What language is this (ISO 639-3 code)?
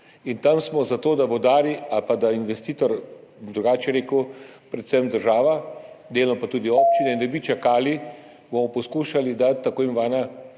slv